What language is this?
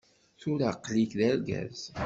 Kabyle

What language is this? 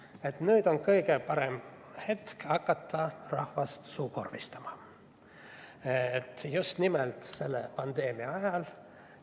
Estonian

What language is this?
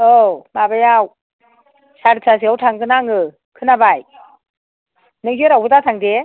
Bodo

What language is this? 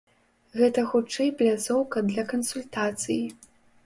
Belarusian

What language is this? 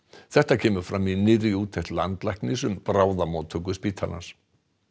Icelandic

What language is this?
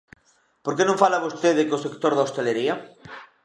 Galician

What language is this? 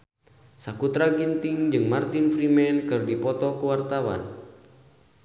Sundanese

